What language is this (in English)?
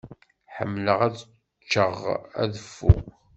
Kabyle